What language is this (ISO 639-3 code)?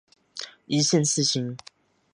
zho